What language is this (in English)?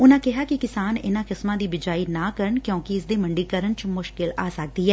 Punjabi